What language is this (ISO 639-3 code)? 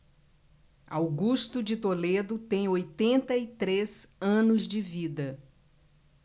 por